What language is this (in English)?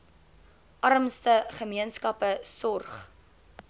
Afrikaans